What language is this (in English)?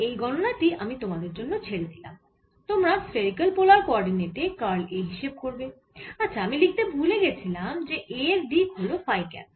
Bangla